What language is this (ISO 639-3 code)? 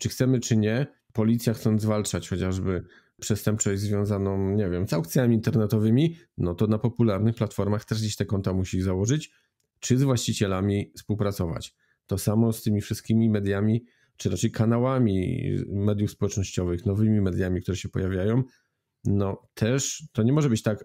pol